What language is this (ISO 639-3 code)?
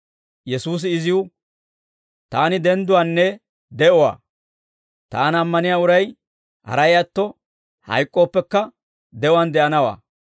dwr